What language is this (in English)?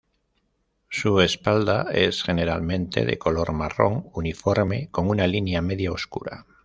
Spanish